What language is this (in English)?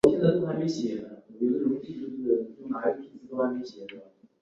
Chinese